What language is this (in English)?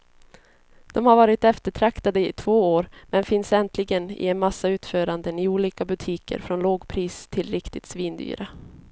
Swedish